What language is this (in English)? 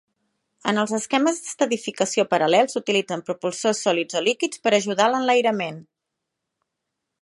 Catalan